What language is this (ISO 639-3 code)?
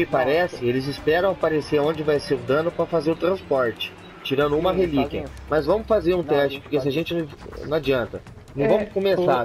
por